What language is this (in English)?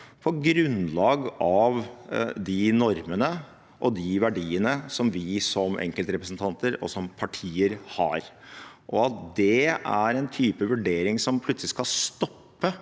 Norwegian